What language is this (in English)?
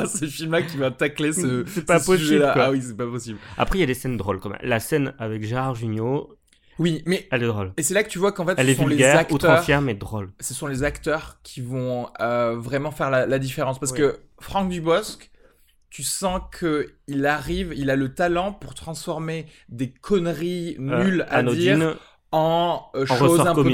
French